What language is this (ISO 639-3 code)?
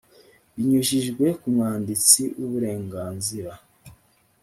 kin